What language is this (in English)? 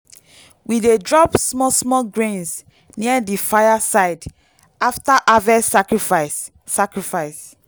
Nigerian Pidgin